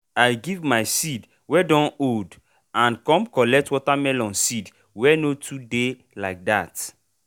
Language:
Nigerian Pidgin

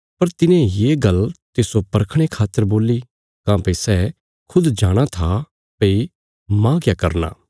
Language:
Bilaspuri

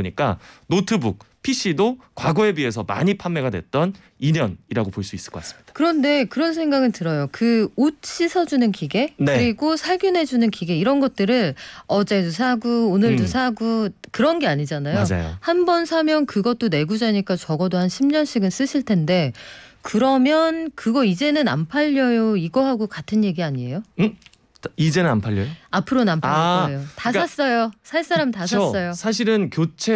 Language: Korean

